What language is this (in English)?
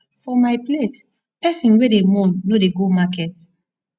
Nigerian Pidgin